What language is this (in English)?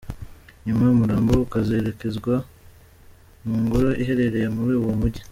Kinyarwanda